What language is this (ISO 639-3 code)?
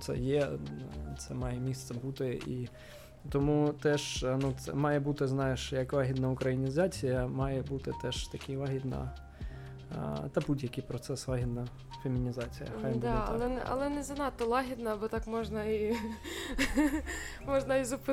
ukr